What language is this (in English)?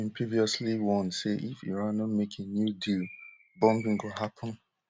Nigerian Pidgin